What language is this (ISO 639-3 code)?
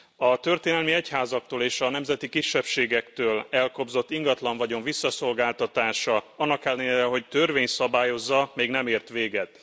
hun